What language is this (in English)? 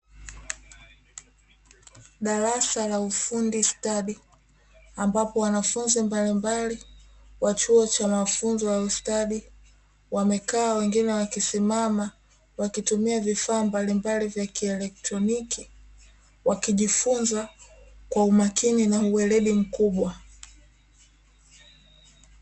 Swahili